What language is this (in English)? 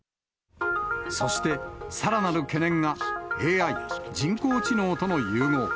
Japanese